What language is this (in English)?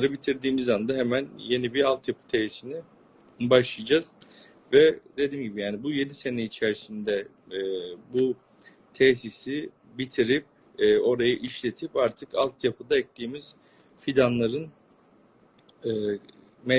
Turkish